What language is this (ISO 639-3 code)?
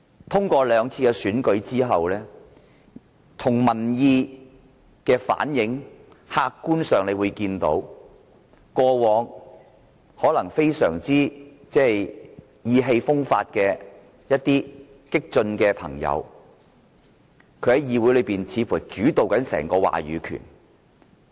yue